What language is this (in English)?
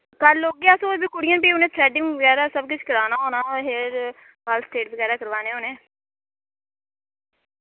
Dogri